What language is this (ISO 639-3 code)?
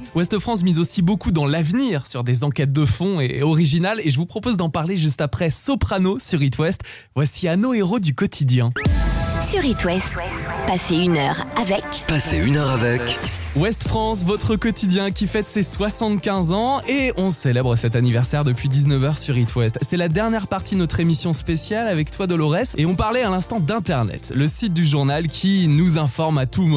fra